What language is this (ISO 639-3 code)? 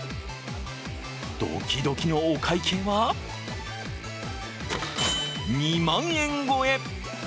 jpn